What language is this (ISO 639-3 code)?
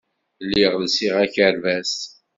kab